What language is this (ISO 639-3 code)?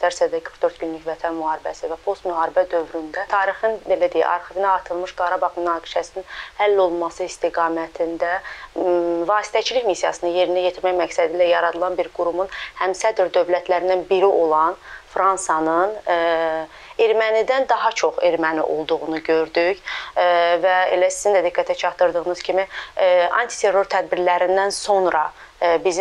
tur